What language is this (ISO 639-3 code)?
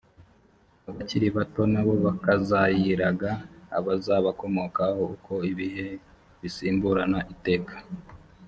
kin